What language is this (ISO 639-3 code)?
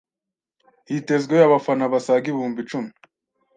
kin